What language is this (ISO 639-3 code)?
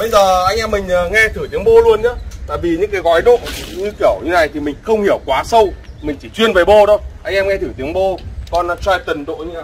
vie